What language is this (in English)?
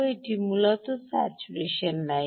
Bangla